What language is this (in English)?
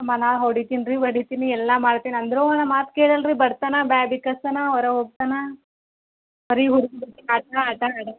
Kannada